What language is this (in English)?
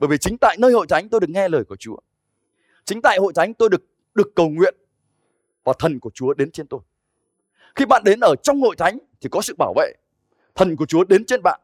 Vietnamese